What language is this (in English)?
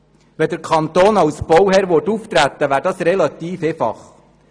Swiss German